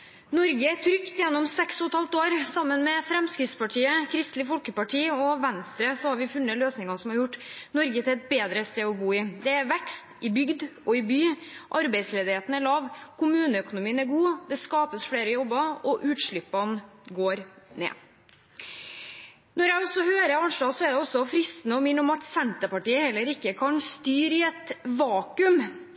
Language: Norwegian Bokmål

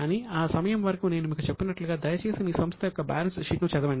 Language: Telugu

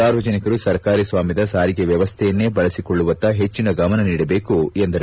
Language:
Kannada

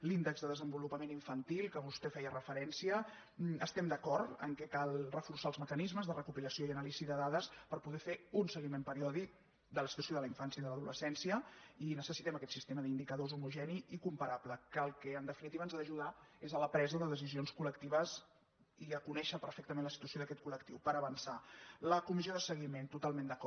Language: Catalan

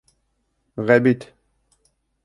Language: Bashkir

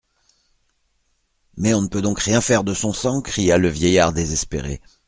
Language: French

